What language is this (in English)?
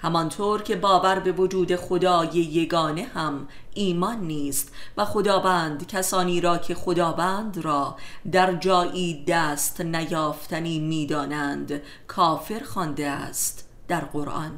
Persian